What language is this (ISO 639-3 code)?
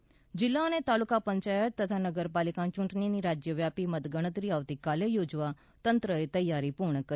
guj